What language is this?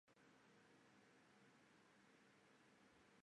Chinese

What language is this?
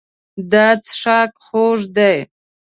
Pashto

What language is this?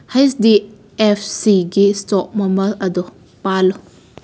Manipuri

